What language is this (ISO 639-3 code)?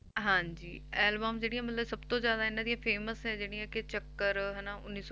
pan